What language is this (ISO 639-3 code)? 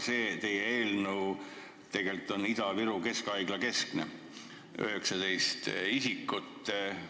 est